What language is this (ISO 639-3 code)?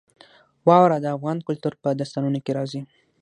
pus